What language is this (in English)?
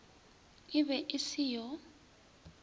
Northern Sotho